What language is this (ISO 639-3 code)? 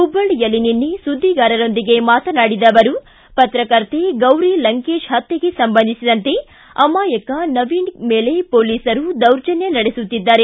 kan